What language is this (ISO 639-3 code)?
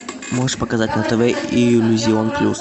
rus